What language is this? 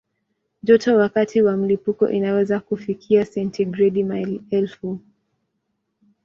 Swahili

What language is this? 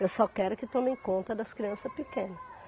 Portuguese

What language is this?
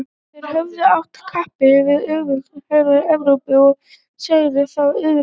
Icelandic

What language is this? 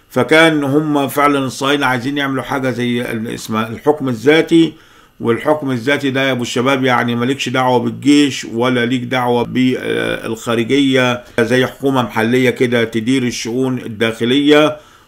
Arabic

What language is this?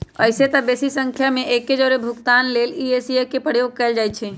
Magahi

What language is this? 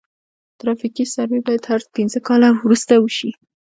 Pashto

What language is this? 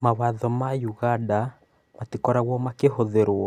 Kikuyu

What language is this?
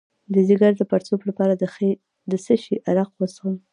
Pashto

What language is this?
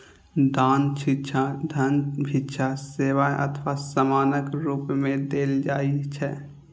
Maithili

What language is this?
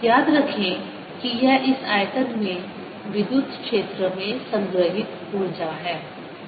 Hindi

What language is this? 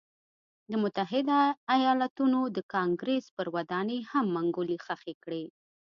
Pashto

